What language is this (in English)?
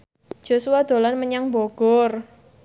Javanese